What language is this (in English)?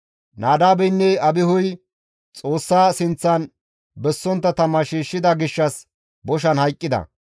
Gamo